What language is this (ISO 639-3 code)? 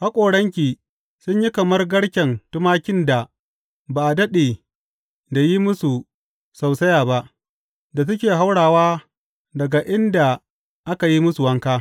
hau